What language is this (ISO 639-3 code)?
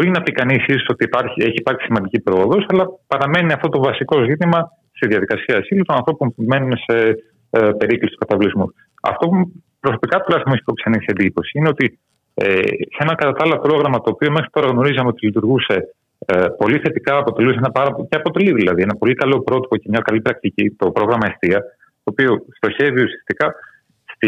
ell